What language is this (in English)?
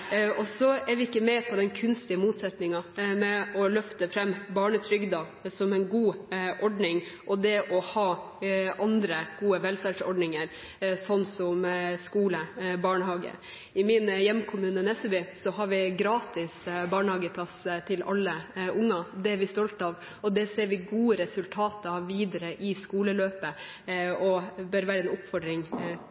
Norwegian Bokmål